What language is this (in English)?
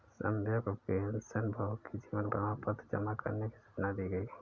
Hindi